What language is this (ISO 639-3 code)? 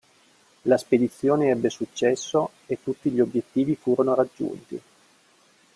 ita